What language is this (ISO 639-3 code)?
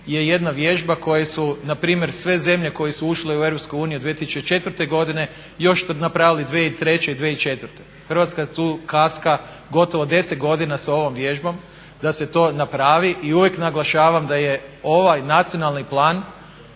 hrv